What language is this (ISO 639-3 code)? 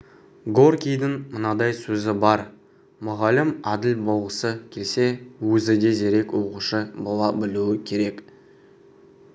kaz